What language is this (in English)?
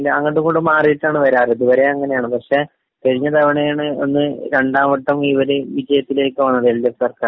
Malayalam